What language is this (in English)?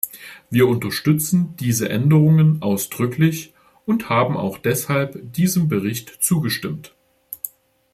German